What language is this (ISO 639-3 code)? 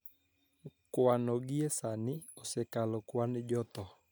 luo